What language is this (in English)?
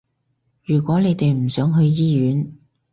Cantonese